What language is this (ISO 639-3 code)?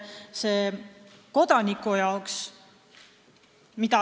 est